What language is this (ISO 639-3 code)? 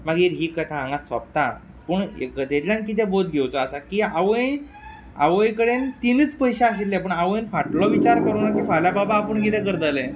kok